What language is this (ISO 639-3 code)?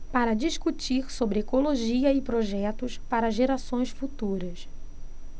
por